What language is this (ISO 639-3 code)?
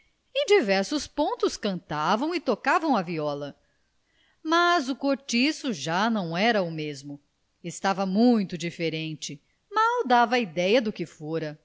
por